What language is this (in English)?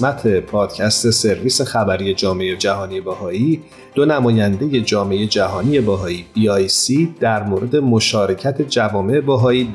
Persian